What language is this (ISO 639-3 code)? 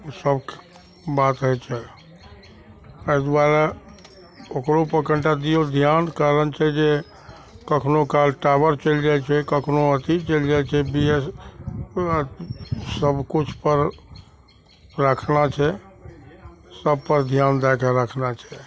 mai